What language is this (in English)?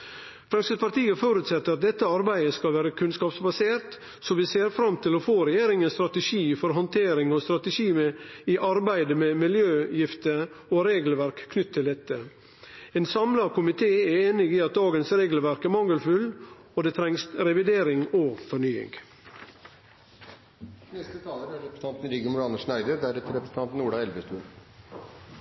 Norwegian Nynorsk